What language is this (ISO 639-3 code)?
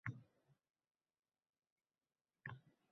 uzb